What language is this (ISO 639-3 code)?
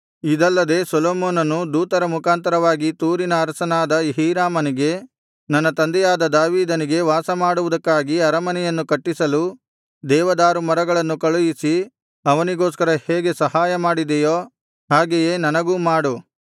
kan